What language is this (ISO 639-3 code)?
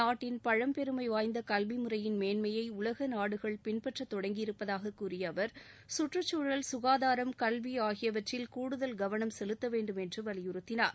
tam